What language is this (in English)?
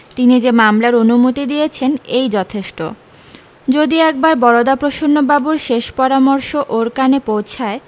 Bangla